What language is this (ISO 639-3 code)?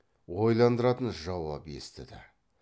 kaz